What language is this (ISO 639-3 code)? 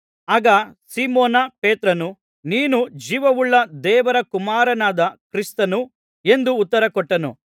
kan